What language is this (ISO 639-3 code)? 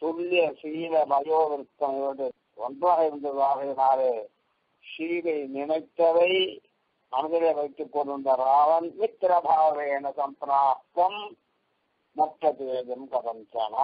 ara